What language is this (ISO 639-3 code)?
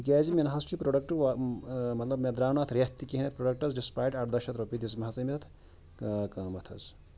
kas